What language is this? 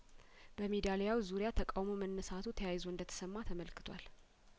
Amharic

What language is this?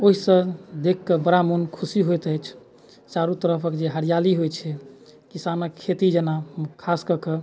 Maithili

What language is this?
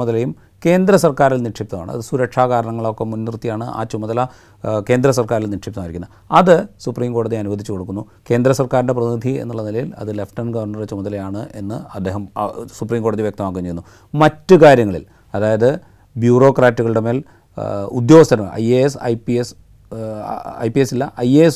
Malayalam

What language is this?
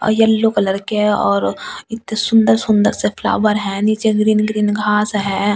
Hindi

